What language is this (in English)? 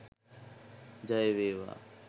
Sinhala